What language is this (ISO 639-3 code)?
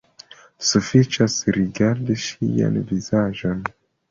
epo